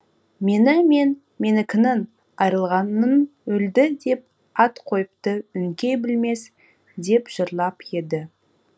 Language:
Kazakh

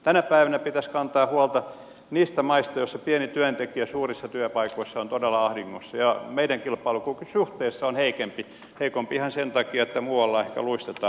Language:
Finnish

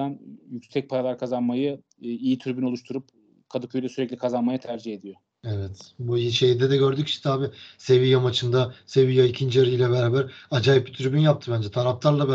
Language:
Turkish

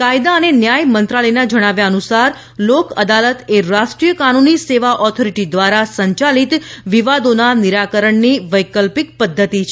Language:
Gujarati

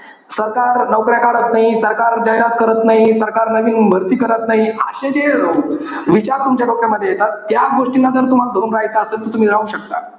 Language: Marathi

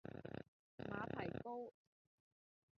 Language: Cantonese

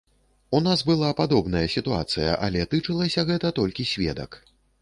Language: Belarusian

